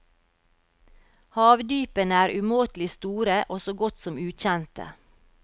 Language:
Norwegian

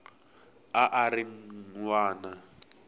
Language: Tsonga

